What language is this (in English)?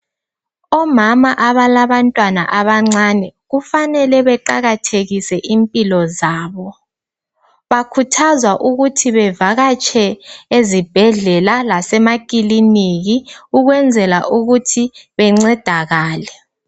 North Ndebele